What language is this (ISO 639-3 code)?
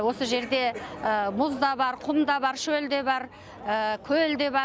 kaz